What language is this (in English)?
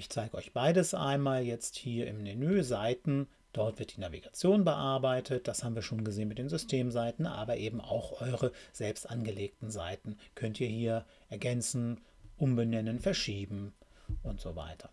German